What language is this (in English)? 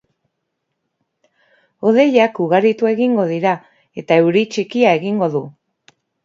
Basque